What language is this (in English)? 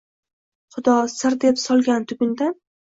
Uzbek